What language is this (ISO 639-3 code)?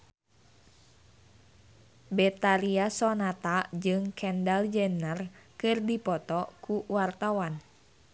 sun